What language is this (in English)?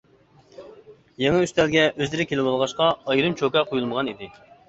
Uyghur